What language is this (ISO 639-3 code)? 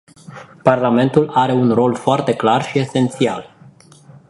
ron